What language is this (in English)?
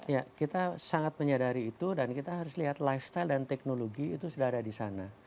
Indonesian